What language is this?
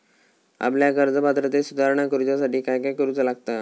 Marathi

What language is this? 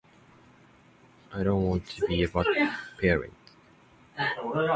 Japanese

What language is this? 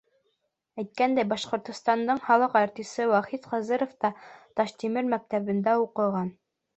Bashkir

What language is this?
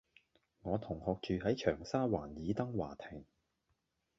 Cantonese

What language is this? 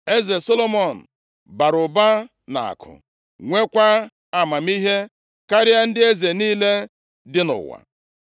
Igbo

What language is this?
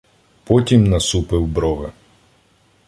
Ukrainian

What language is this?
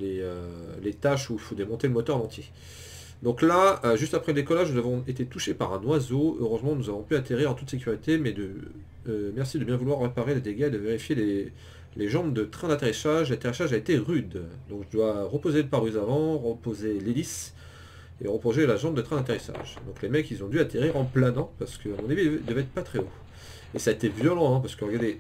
French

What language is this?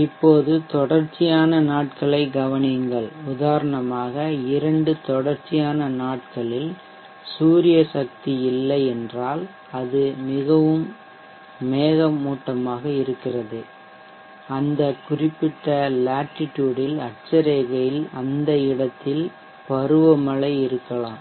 Tamil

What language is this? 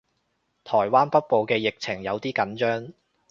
Cantonese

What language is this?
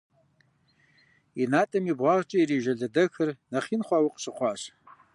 Kabardian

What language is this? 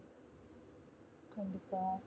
Tamil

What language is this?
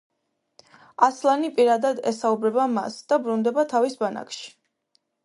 Georgian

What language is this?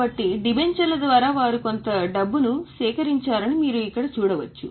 Telugu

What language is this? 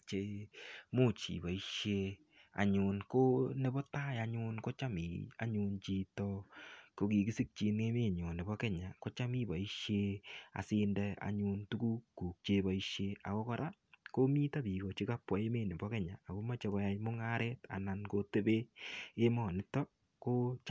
Kalenjin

